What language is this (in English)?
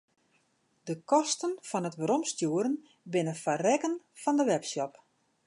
Western Frisian